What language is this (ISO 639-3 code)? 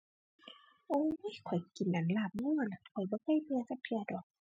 tha